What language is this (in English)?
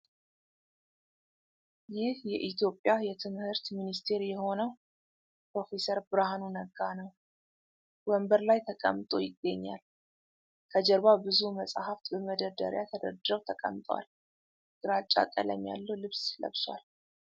Amharic